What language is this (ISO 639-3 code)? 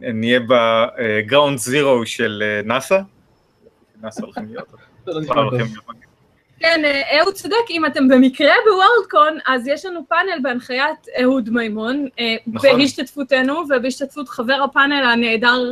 heb